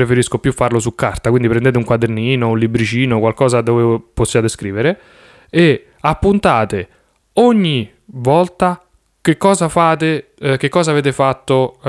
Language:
Italian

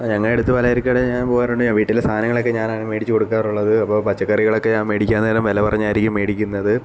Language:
Malayalam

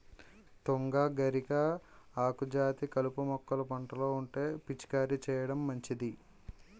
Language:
Telugu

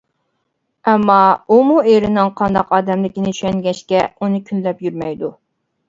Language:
Uyghur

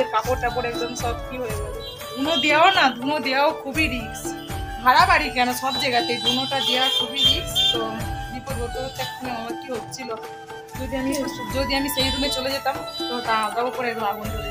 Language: Bangla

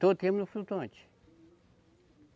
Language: Portuguese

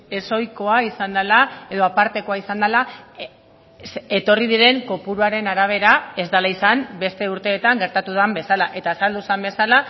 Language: Basque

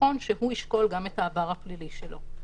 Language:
Hebrew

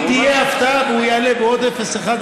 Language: Hebrew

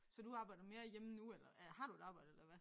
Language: Danish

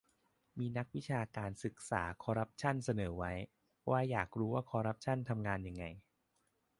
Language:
Thai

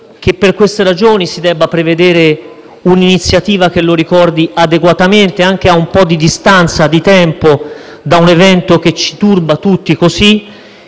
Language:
Italian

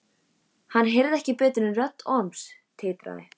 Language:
Icelandic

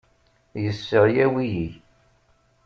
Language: Kabyle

